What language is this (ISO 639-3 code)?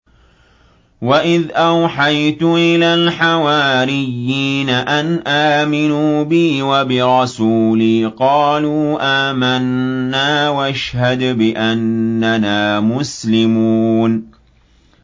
ara